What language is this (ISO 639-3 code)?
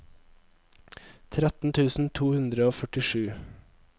nor